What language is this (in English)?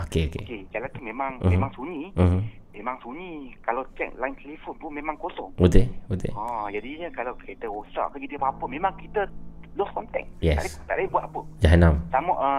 Malay